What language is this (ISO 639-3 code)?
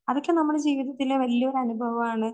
mal